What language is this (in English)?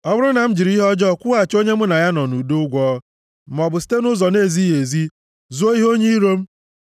Igbo